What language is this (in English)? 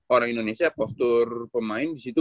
Indonesian